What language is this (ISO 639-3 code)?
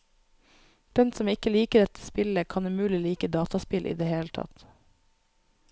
nor